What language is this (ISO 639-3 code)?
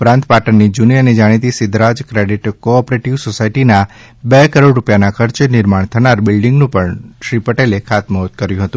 guj